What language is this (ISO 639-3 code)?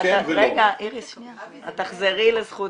heb